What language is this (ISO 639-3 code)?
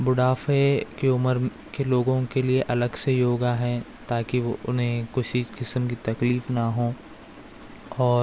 urd